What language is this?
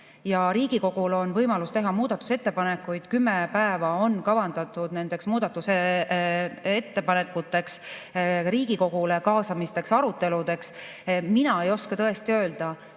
Estonian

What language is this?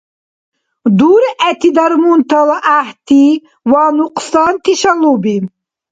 Dargwa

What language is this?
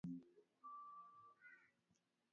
Swahili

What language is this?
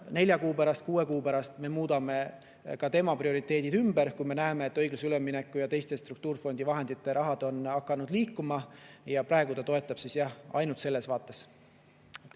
Estonian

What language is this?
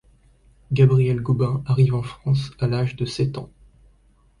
French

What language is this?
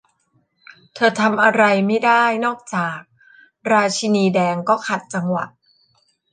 Thai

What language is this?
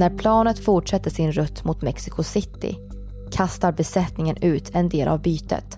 Swedish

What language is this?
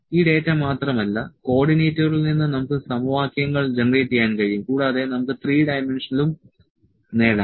Malayalam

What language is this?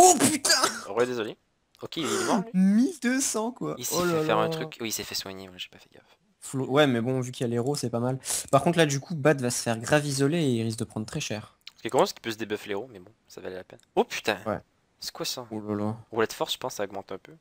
French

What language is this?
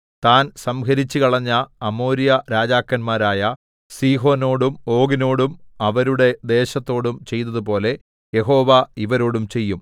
Malayalam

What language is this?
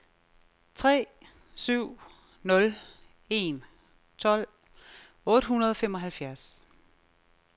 Danish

